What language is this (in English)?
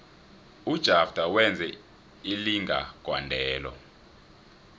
South Ndebele